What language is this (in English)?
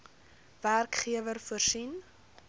Afrikaans